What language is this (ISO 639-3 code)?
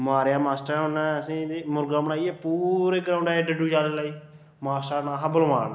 doi